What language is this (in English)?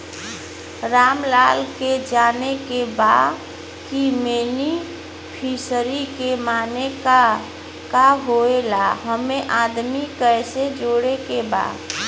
Bhojpuri